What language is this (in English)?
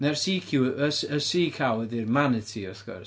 Welsh